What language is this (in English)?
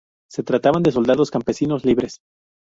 Spanish